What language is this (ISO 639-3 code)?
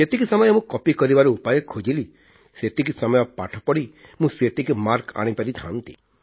ori